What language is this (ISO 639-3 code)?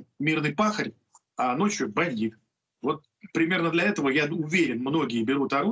rus